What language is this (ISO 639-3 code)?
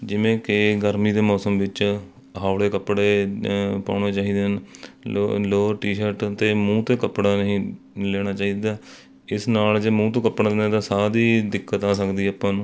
pan